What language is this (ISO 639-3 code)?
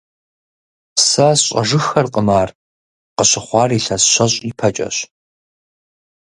kbd